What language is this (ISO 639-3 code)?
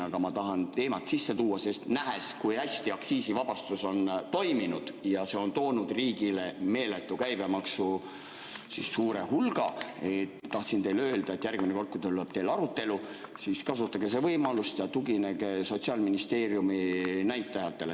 est